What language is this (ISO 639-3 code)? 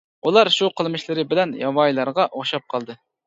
uig